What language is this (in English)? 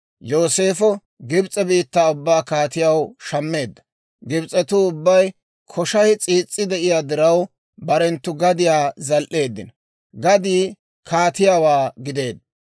Dawro